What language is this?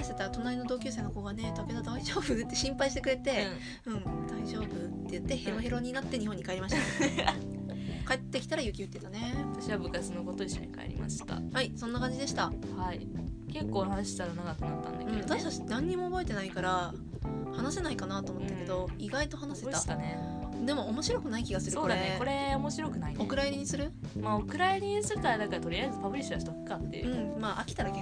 Japanese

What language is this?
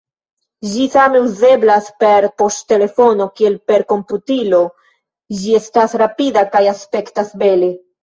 Esperanto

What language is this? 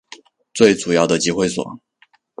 Chinese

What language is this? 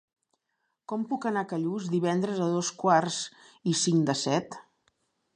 Catalan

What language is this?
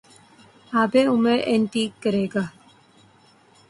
Urdu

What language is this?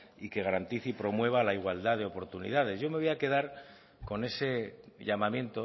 Spanish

